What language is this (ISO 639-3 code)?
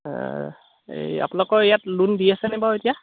asm